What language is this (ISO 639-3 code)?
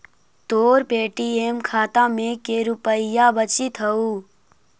mag